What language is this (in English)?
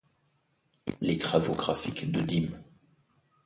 French